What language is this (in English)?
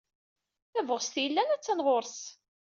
Kabyle